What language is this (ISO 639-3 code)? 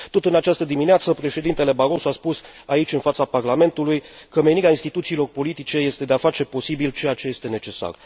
ron